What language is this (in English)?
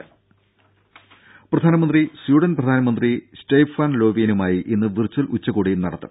Malayalam